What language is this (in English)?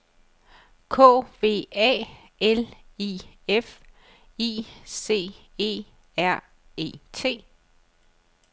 Danish